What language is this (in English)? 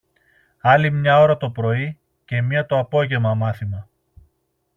Greek